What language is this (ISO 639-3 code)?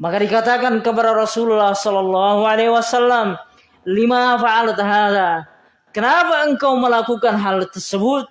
ind